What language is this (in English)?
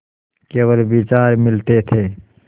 Hindi